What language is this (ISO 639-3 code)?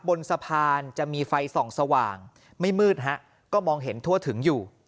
tha